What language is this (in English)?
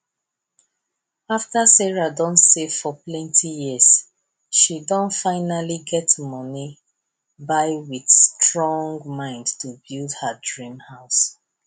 Nigerian Pidgin